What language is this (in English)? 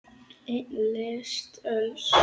Icelandic